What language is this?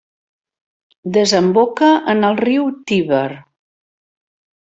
Catalan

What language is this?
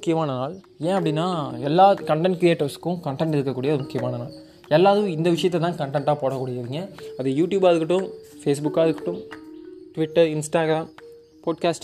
Tamil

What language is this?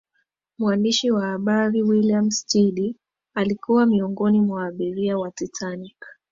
Swahili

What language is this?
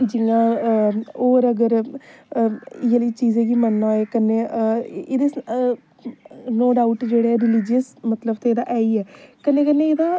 Dogri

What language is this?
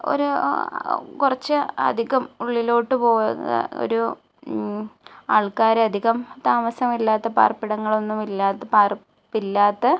Malayalam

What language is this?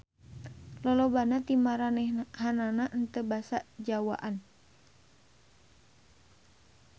Sundanese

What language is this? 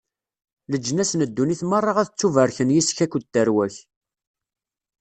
Kabyle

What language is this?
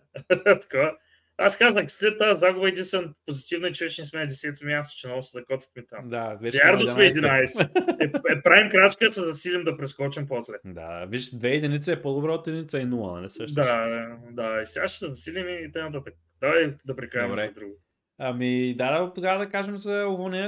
Bulgarian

